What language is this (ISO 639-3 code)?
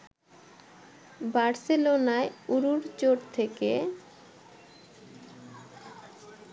ben